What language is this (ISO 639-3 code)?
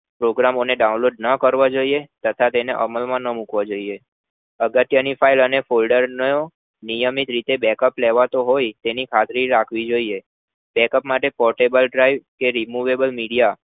guj